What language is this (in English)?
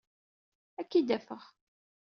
Kabyle